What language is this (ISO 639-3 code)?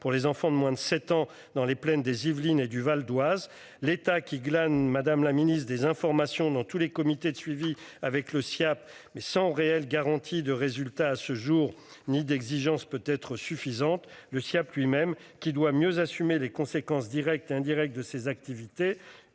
fra